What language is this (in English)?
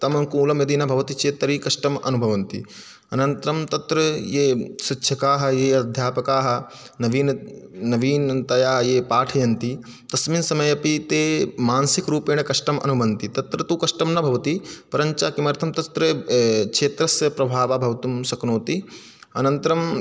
Sanskrit